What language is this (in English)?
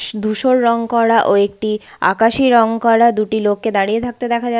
Bangla